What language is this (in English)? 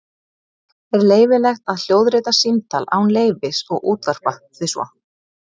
Icelandic